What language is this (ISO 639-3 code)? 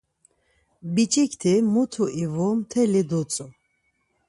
lzz